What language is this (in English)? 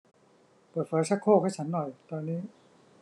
Thai